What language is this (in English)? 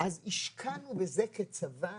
Hebrew